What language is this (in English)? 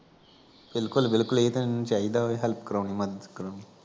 Punjabi